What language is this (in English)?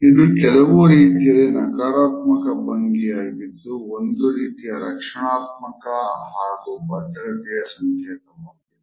Kannada